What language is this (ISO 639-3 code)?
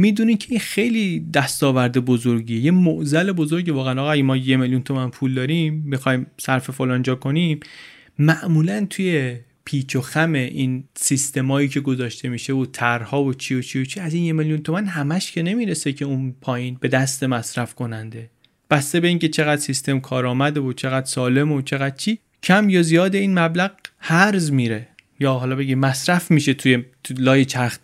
fas